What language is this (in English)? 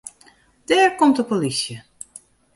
Western Frisian